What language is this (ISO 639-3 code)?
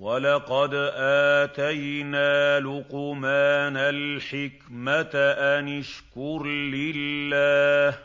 ara